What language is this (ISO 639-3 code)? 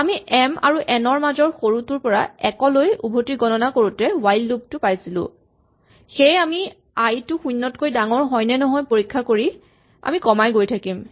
asm